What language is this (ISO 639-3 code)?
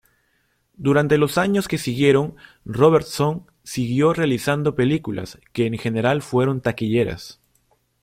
spa